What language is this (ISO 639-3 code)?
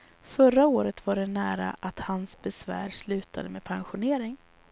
swe